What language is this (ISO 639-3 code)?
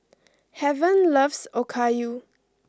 eng